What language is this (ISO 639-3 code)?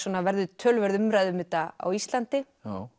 isl